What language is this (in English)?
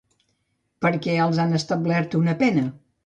Catalan